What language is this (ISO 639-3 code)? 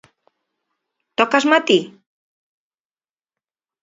glg